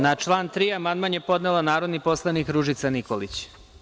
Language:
Serbian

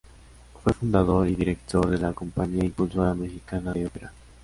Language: Spanish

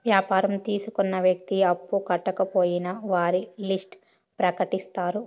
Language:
Telugu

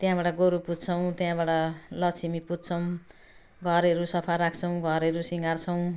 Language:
Nepali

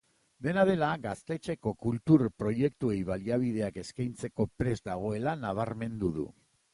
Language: Basque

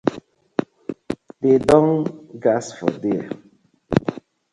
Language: Nigerian Pidgin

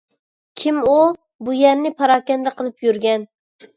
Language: Uyghur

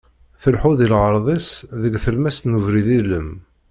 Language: Kabyle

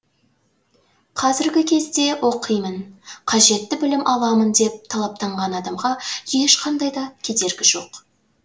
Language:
Kazakh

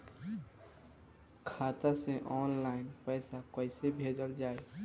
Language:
Bhojpuri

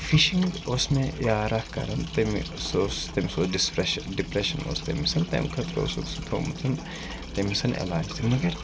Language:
Kashmiri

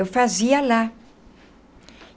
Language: Portuguese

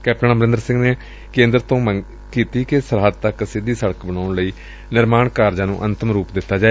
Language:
Punjabi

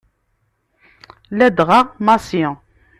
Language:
Kabyle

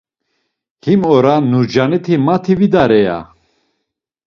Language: Laz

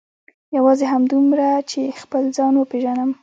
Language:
Pashto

